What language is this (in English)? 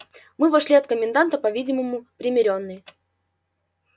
Russian